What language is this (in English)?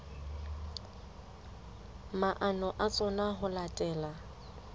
Southern Sotho